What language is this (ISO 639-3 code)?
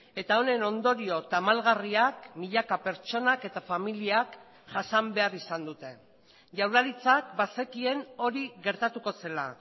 eus